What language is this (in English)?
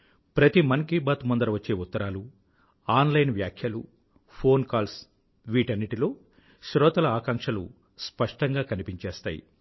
Telugu